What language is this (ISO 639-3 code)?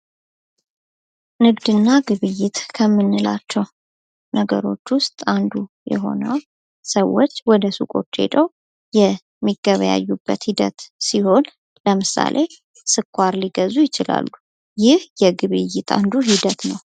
amh